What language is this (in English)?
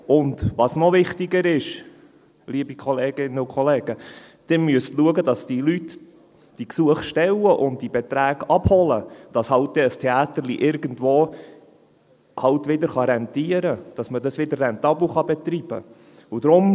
Swiss German